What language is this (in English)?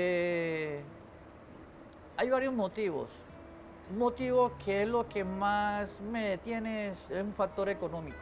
Spanish